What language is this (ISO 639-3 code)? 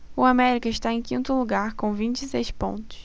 por